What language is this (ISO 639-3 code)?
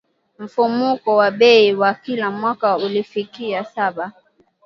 swa